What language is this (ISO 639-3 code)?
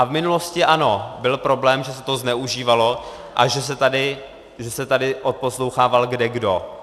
ces